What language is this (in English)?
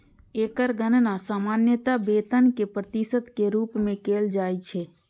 Maithili